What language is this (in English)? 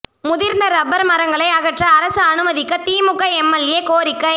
Tamil